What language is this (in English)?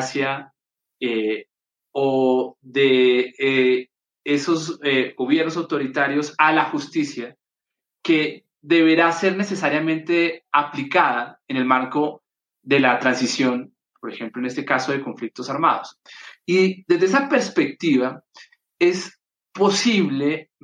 Spanish